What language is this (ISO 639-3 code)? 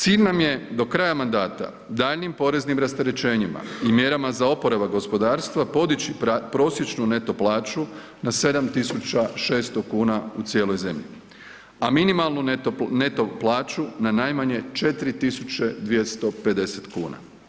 hrv